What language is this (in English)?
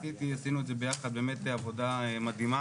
Hebrew